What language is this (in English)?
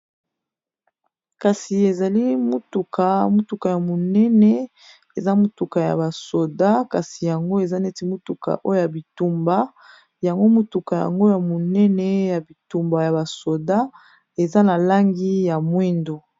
Lingala